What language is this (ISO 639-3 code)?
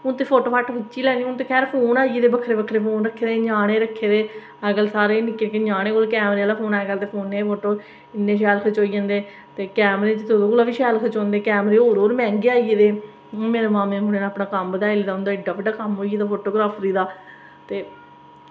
doi